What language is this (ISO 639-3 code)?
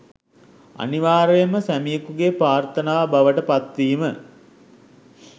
sin